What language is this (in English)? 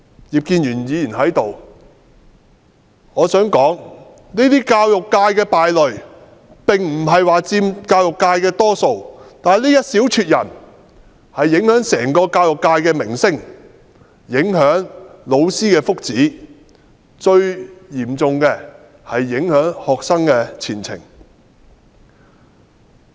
Cantonese